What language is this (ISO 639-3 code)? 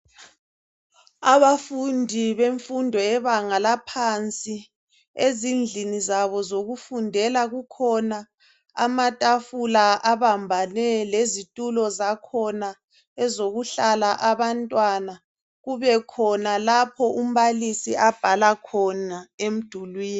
nde